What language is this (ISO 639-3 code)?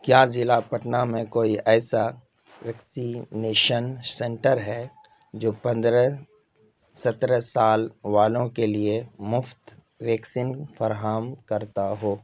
urd